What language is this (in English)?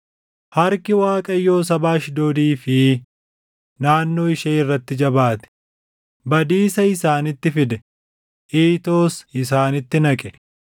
Oromo